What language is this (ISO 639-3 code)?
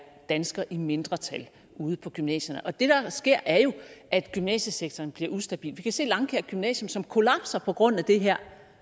dan